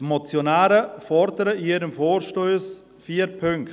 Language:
Swiss German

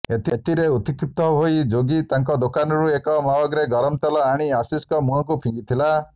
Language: Odia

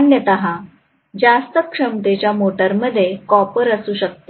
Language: Marathi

